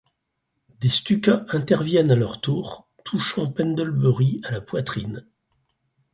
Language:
French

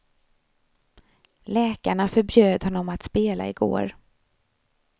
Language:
Swedish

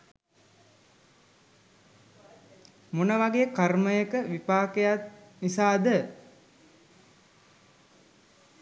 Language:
Sinhala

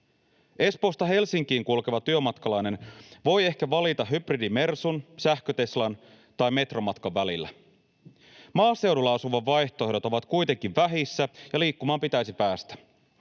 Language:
Finnish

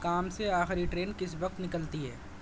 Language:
Urdu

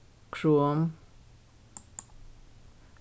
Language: Faroese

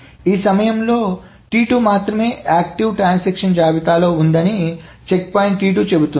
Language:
Telugu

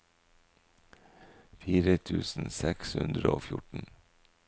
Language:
Norwegian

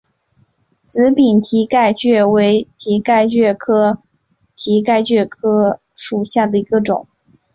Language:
Chinese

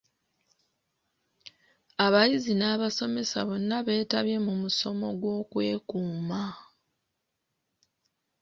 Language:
Ganda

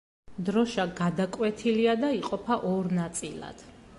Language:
Georgian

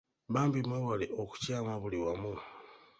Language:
Ganda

